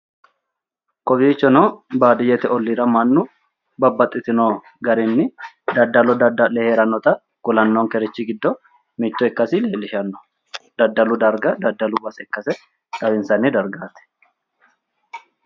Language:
Sidamo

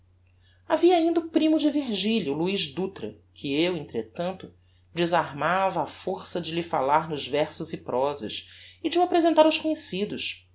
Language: Portuguese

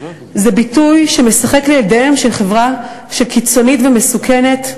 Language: Hebrew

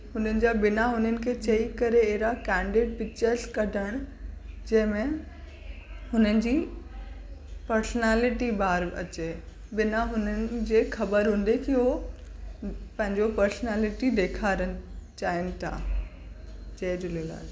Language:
Sindhi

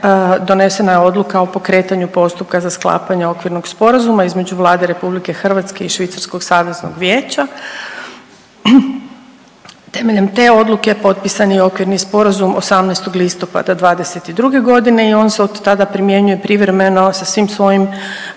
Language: Croatian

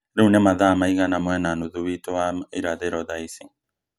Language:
Kikuyu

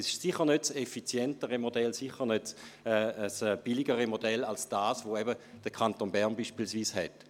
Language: Swiss German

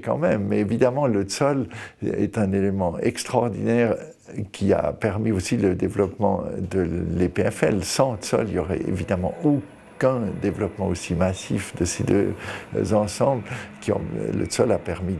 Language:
French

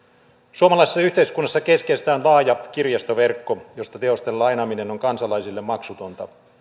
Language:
Finnish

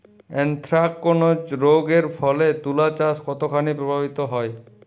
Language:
Bangla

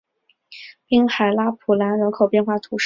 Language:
Chinese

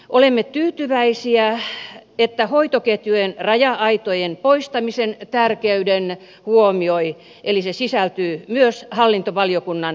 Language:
Finnish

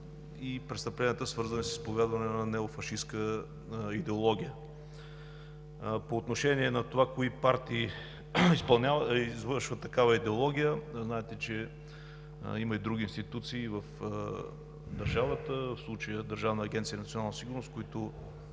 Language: Bulgarian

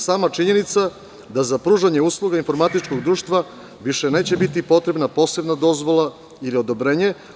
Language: Serbian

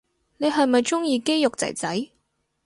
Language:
Cantonese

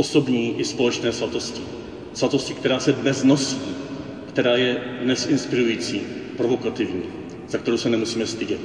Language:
Czech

